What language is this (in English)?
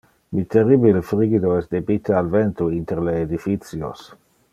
Interlingua